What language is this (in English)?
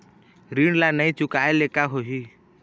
Chhattisgarhi